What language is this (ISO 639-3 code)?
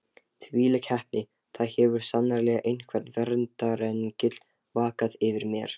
isl